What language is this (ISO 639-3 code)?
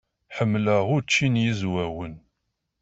kab